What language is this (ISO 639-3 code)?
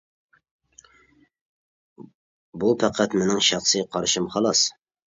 uig